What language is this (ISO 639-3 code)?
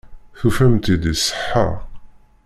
kab